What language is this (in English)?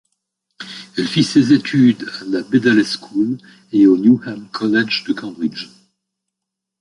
French